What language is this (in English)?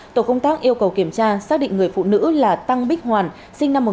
Vietnamese